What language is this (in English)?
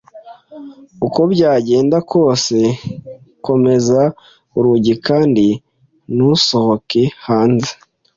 Kinyarwanda